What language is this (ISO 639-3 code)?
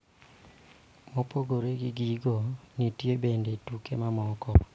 luo